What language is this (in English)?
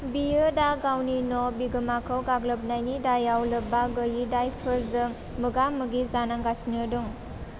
Bodo